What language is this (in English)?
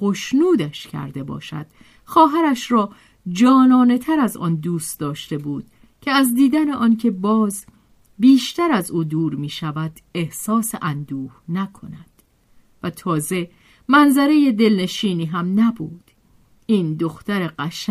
Persian